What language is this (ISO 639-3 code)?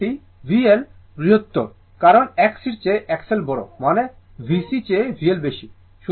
ben